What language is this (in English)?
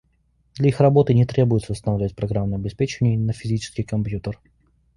Russian